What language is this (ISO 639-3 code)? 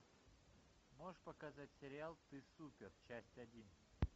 rus